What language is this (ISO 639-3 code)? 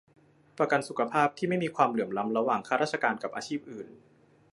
tha